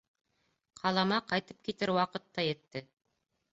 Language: Bashkir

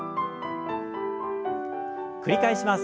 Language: Japanese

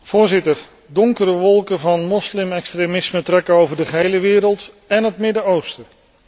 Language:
Dutch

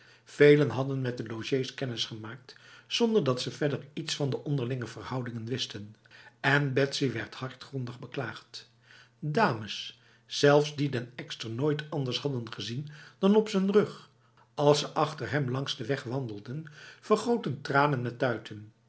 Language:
Dutch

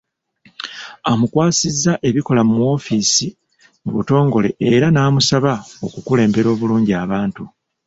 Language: Ganda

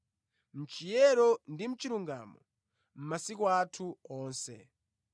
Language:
Nyanja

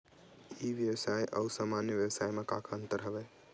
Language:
Chhattisgarhi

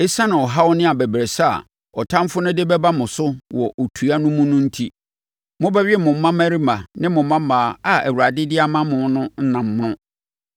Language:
Akan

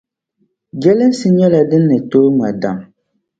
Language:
Dagbani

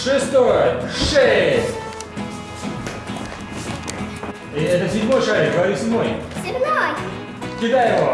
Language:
Russian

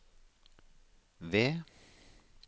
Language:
Norwegian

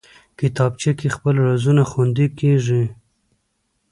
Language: Pashto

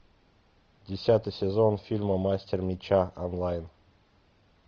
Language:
Russian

